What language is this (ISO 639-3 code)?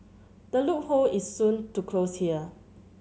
eng